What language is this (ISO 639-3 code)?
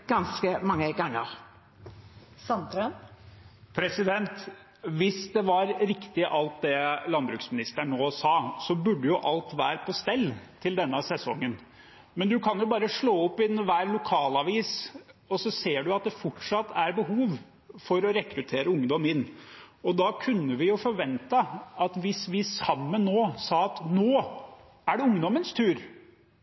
nor